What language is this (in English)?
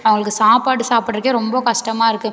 Tamil